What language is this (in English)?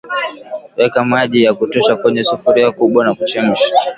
Swahili